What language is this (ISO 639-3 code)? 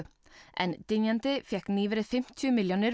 isl